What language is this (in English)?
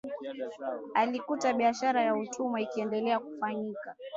Swahili